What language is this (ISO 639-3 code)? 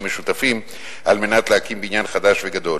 heb